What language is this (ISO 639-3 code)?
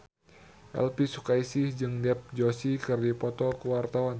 sun